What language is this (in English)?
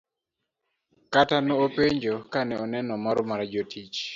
Luo (Kenya and Tanzania)